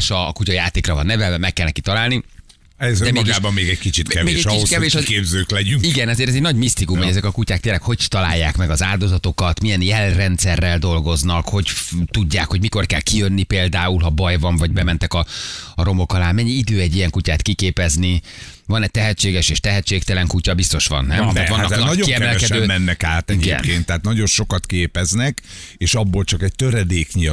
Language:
Hungarian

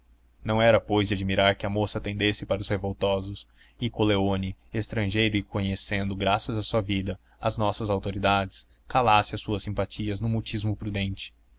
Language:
Portuguese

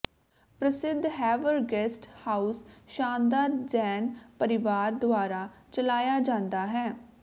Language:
Punjabi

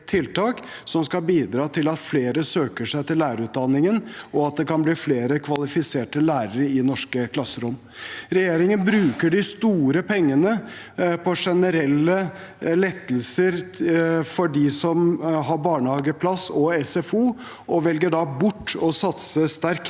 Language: Norwegian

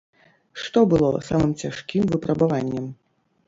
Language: Belarusian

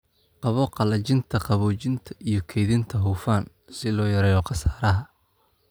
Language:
Somali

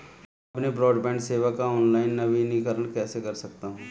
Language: Hindi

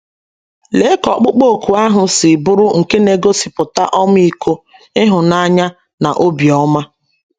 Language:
Igbo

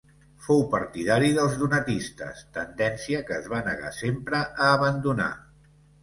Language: Catalan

